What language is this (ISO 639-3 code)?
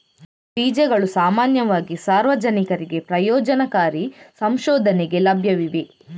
kan